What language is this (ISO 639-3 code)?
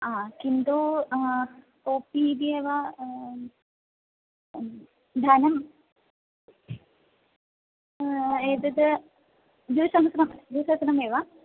san